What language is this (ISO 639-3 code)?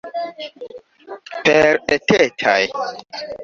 epo